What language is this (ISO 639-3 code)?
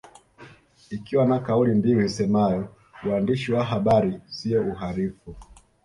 swa